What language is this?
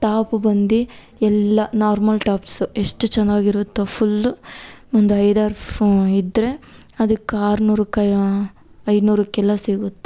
Kannada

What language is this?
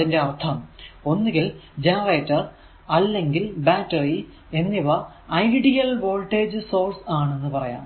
Malayalam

